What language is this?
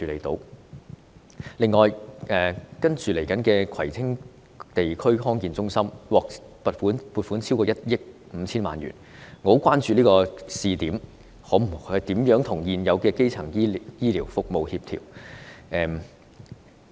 Cantonese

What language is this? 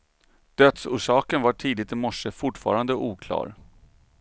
Swedish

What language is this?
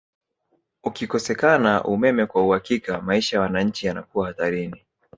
Swahili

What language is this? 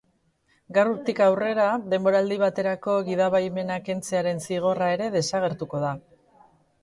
Basque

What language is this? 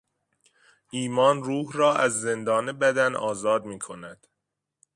Persian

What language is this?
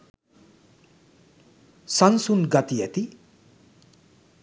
Sinhala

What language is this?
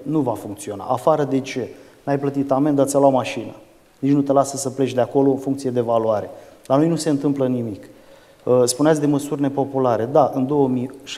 Romanian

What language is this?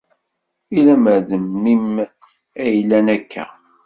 Kabyle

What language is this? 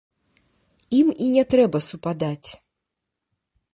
Belarusian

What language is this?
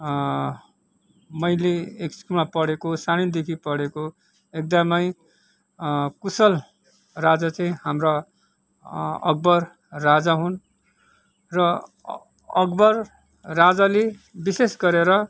Nepali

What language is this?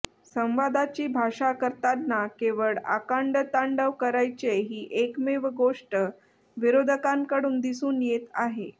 Marathi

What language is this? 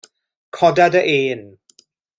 Welsh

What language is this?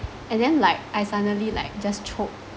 English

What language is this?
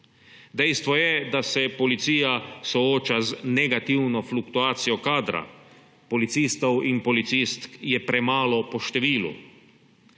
Slovenian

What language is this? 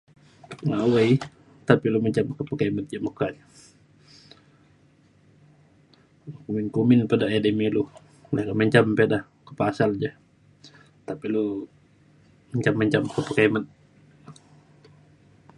Mainstream Kenyah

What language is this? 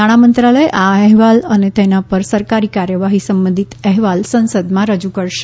Gujarati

